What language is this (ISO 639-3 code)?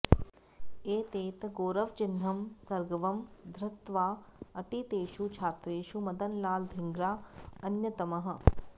san